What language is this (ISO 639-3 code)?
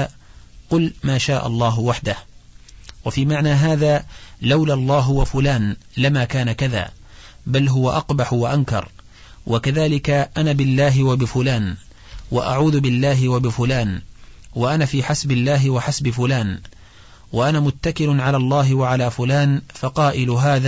ara